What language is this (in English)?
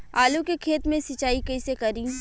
Bhojpuri